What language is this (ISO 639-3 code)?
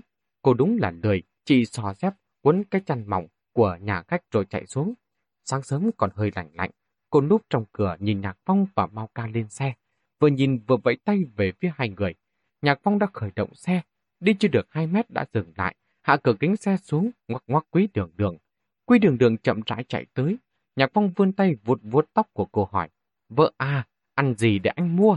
vie